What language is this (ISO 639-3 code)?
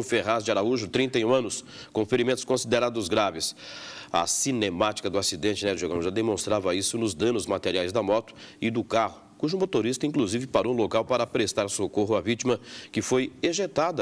por